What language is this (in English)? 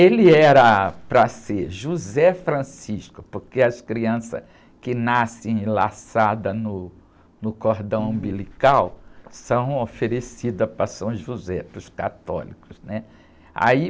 Portuguese